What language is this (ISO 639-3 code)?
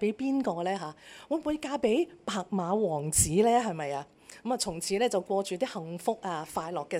zho